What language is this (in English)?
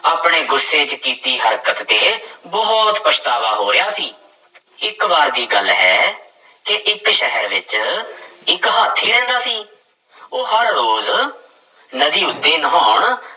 Punjabi